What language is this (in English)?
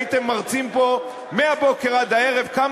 Hebrew